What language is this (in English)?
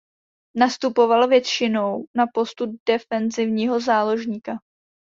Czech